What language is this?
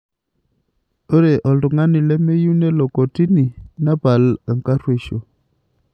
Masai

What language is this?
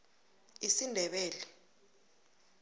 South Ndebele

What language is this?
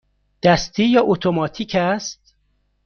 Persian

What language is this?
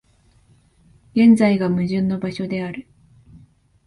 Japanese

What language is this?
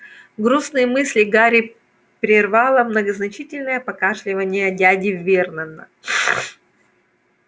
Russian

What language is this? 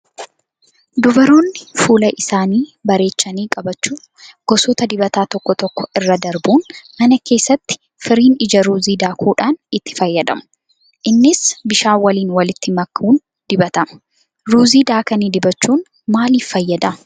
Oromo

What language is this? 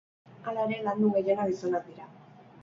Basque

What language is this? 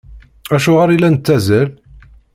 Kabyle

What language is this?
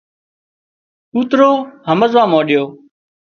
Wadiyara Koli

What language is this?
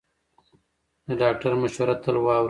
Pashto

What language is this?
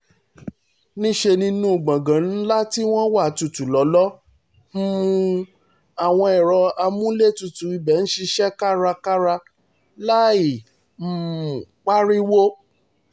Yoruba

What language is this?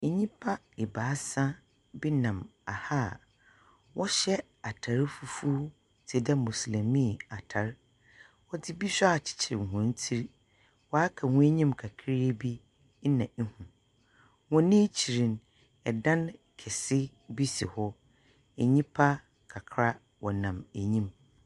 Akan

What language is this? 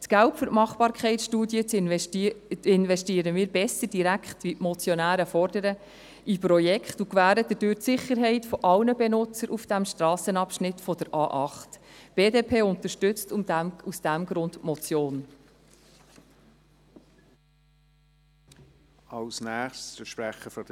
Swiss German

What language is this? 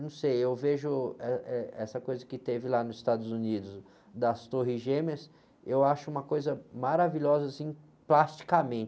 Portuguese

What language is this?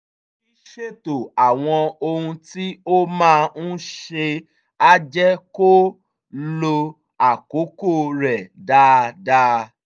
Yoruba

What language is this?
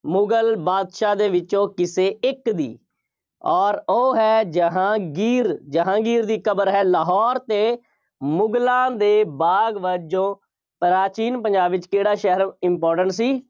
Punjabi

